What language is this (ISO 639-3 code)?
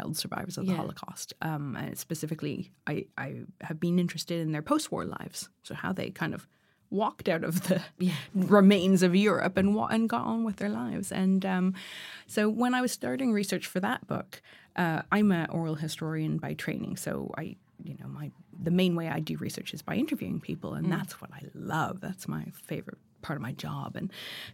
eng